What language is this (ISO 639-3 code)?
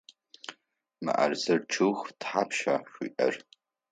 ady